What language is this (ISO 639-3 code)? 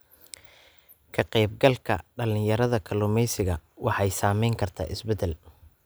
som